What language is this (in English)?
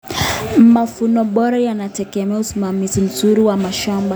Kalenjin